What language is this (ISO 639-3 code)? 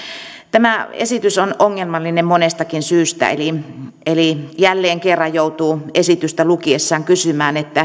fin